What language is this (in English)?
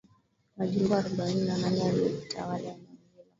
Swahili